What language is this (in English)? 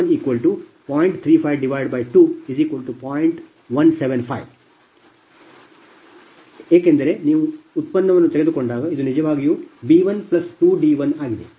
Kannada